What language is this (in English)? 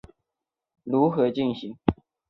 Chinese